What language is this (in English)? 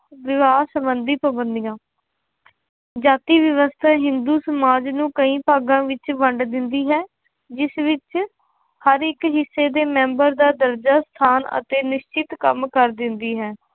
Punjabi